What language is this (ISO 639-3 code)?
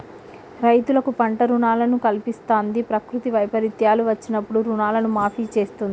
tel